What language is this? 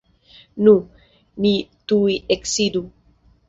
Esperanto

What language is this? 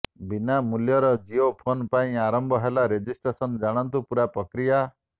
Odia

